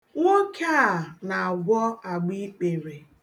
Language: Igbo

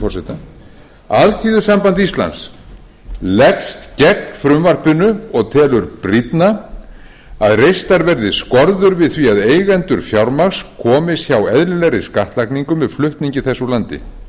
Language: Icelandic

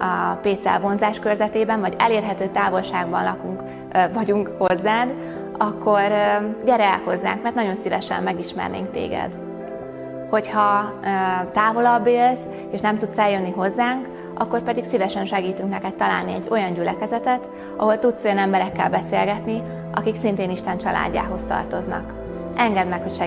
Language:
Hungarian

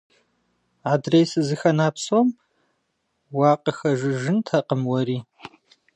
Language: Kabardian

